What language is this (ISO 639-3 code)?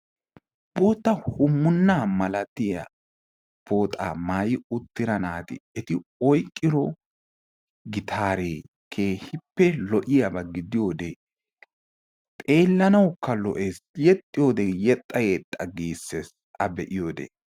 wal